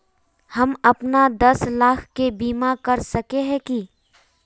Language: Magahi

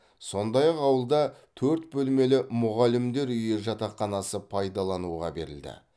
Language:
Kazakh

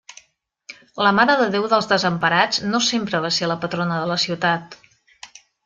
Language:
Catalan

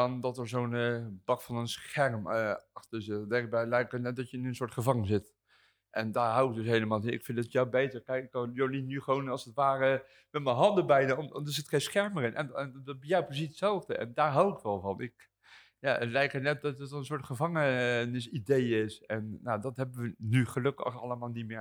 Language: Dutch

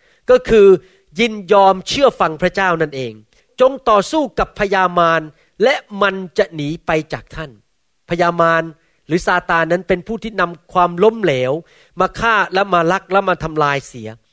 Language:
Thai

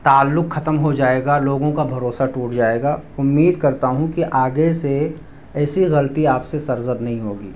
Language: Urdu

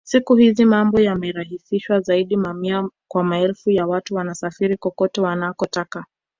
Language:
Swahili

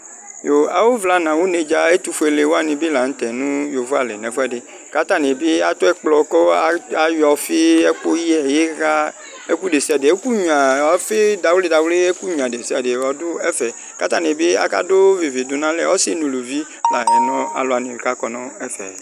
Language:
Ikposo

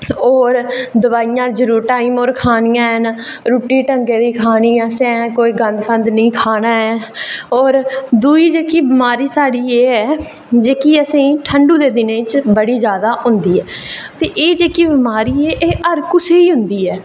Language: Dogri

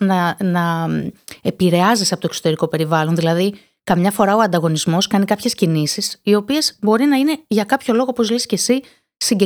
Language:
Greek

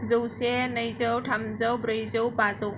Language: Bodo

